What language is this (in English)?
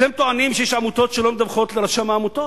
Hebrew